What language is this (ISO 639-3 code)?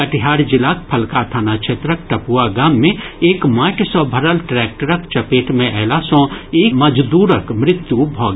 mai